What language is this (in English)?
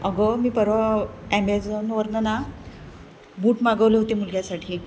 Marathi